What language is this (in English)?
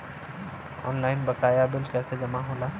Bhojpuri